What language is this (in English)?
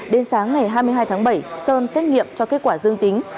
Vietnamese